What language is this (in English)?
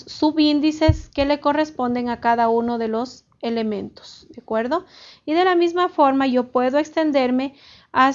Spanish